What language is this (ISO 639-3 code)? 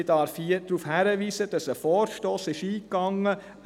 gsw